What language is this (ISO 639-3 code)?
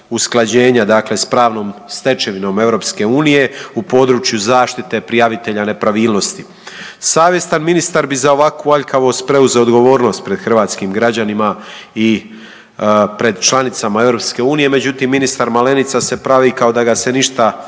hrv